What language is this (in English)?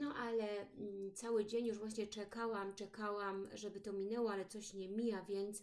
Polish